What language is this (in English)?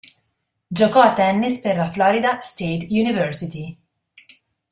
Italian